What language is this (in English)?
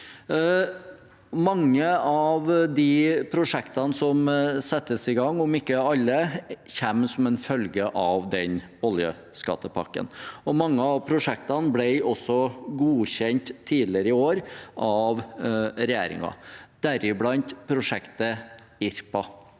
Norwegian